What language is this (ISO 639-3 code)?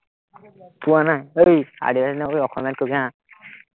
asm